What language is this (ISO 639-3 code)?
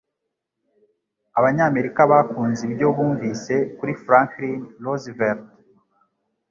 kin